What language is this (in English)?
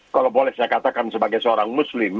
Indonesian